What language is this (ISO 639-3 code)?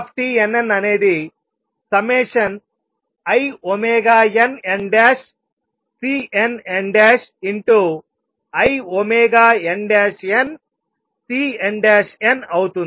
tel